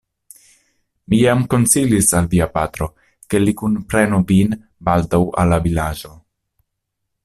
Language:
Esperanto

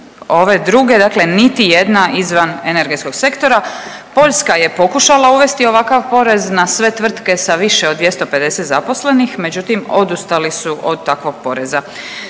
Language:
Croatian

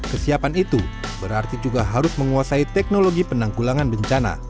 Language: Indonesian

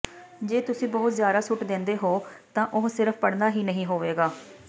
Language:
Punjabi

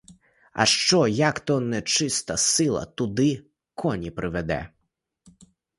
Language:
Ukrainian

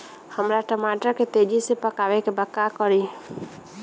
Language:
Bhojpuri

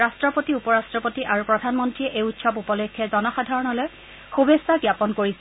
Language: Assamese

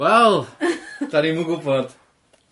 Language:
Welsh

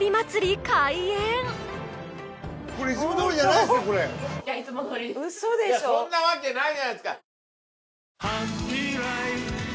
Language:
Japanese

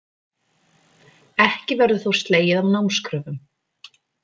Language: Icelandic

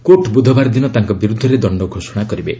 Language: Odia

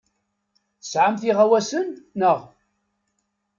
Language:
Kabyle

